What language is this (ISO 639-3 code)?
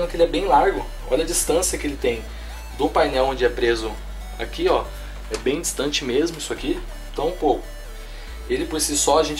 por